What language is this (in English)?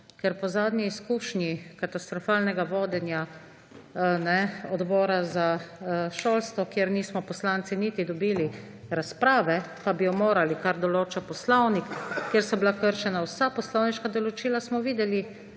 Slovenian